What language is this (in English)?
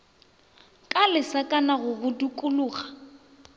Northern Sotho